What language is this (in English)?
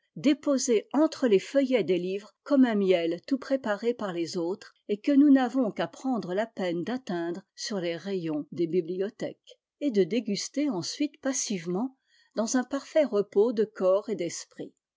French